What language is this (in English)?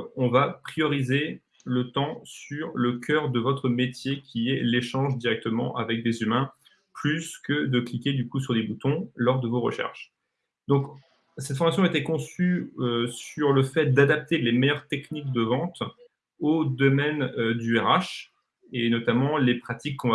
French